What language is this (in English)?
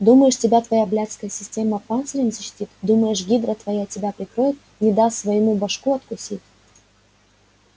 Russian